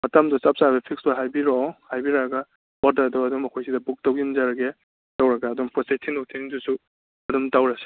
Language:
Manipuri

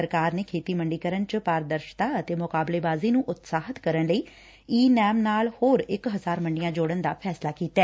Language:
Punjabi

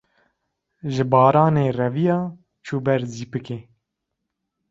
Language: Kurdish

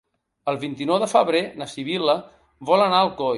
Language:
Catalan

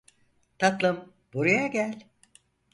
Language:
Turkish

